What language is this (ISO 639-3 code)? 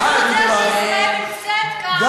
heb